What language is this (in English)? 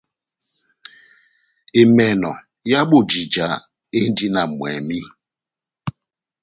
Batanga